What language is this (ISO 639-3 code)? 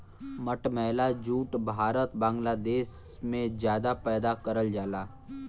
bho